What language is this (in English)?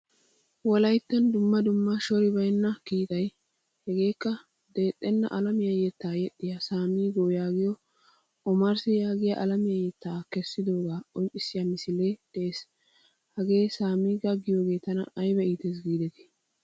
Wolaytta